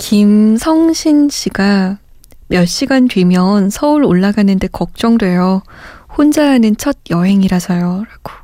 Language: Korean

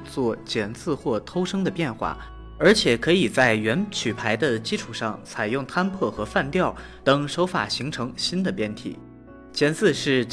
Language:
Chinese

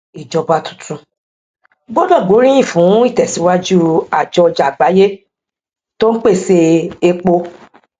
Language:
Yoruba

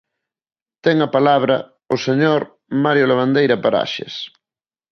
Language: Galician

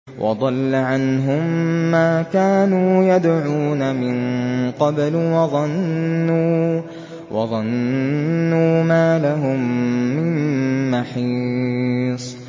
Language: Arabic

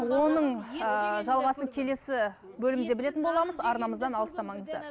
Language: Kazakh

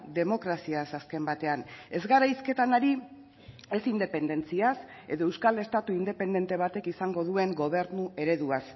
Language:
Basque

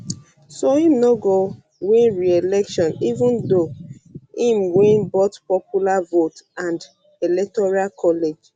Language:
Nigerian Pidgin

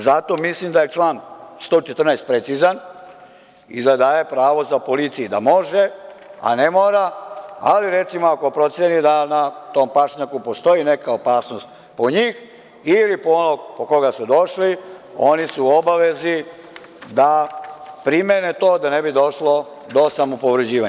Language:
Serbian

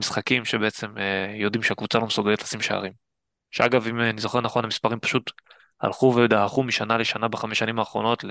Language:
Hebrew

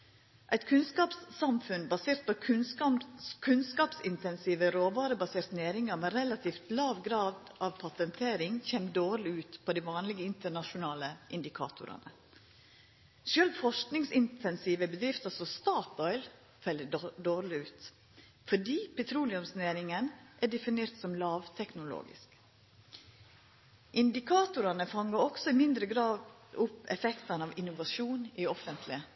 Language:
Norwegian Nynorsk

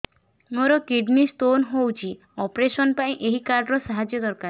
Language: Odia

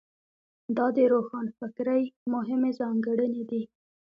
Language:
Pashto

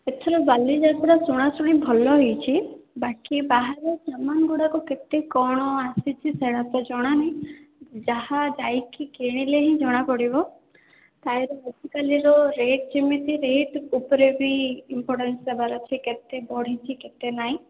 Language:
Odia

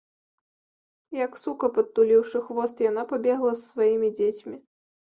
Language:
Belarusian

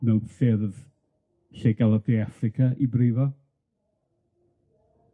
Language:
Welsh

